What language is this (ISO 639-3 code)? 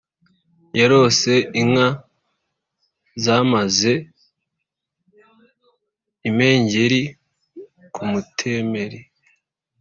kin